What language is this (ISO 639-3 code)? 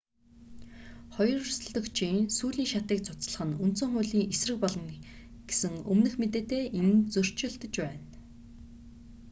mon